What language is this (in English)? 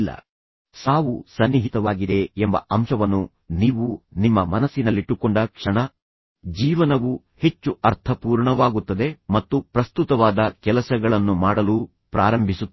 Kannada